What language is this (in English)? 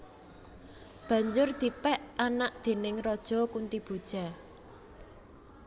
Javanese